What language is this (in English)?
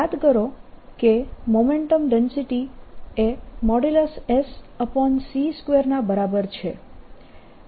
Gujarati